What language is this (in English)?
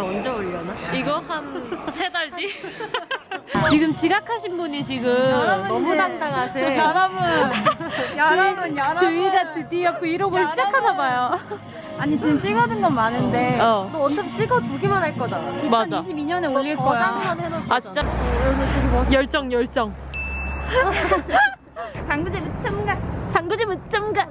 Korean